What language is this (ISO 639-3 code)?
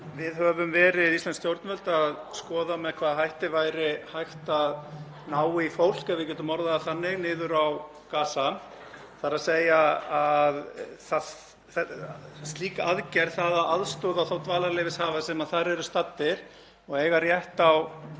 isl